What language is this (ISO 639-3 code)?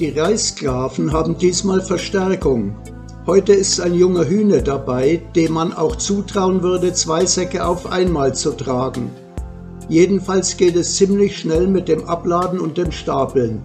deu